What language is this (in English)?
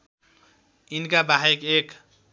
Nepali